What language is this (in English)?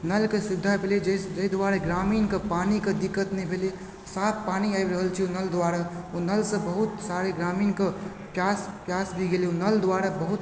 Maithili